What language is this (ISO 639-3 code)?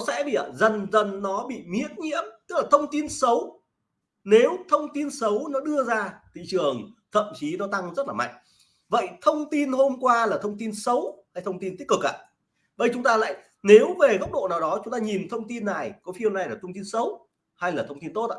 vie